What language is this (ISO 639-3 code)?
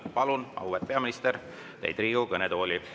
est